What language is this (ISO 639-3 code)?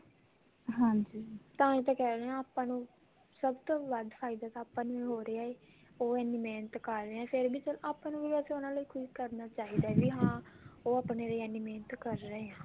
pan